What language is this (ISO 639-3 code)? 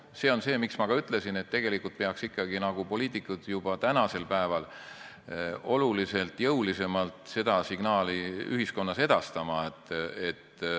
est